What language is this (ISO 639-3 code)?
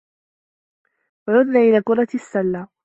ara